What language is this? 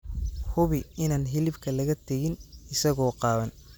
Somali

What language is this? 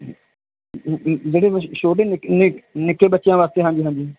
Punjabi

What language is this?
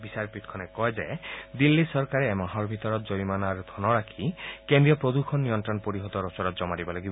Assamese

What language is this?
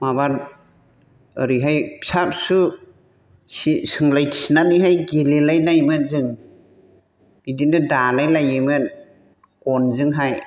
Bodo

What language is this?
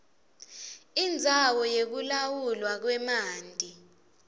Swati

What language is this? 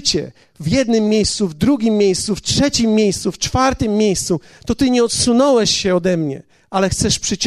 Polish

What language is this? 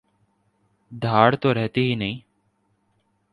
Urdu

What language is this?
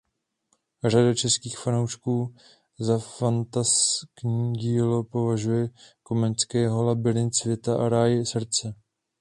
Czech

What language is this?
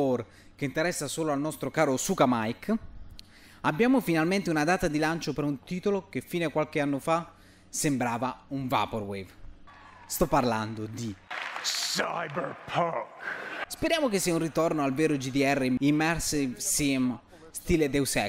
Italian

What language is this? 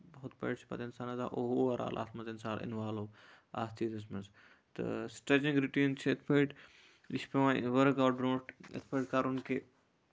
Kashmiri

